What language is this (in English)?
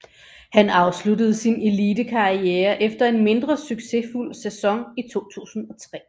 Danish